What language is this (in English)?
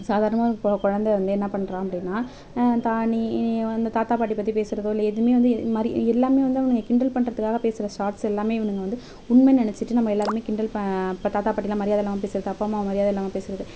Tamil